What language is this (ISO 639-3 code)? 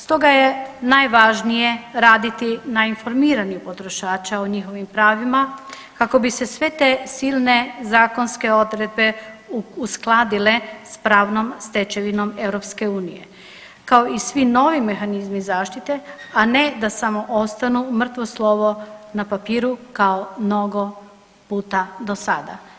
hrv